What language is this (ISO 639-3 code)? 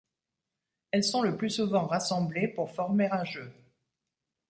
fra